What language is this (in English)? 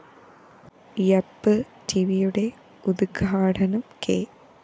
Malayalam